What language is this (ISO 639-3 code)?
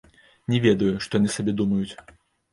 bel